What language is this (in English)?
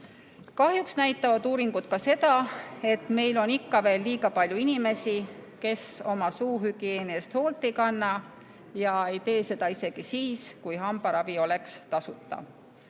Estonian